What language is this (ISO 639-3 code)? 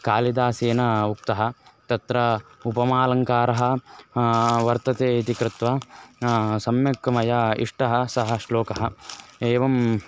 san